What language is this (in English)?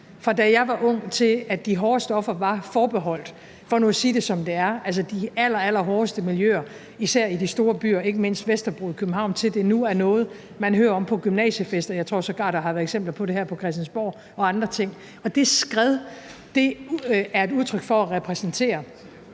Danish